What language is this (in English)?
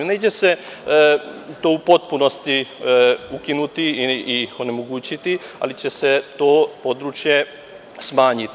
Serbian